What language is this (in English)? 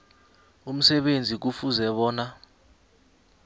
South Ndebele